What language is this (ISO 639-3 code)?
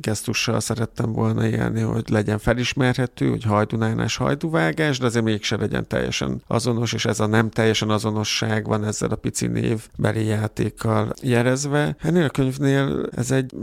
hun